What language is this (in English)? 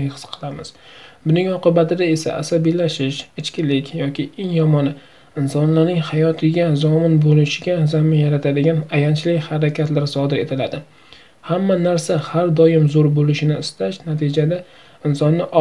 Turkish